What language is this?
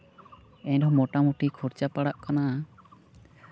Santali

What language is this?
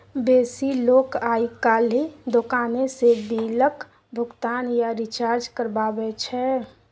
Maithili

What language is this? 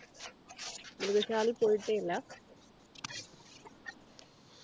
Malayalam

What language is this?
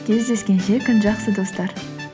Kazakh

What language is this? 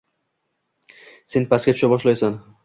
Uzbek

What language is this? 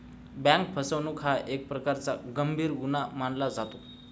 Marathi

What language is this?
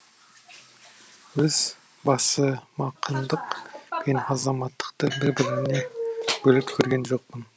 Kazakh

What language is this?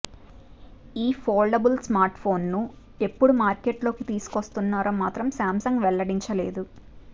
Telugu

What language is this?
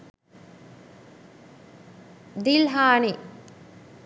Sinhala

